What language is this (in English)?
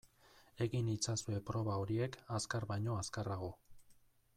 Basque